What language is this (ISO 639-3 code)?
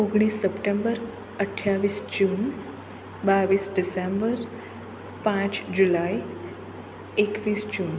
guj